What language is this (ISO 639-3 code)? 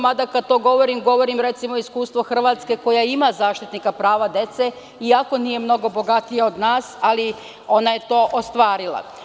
srp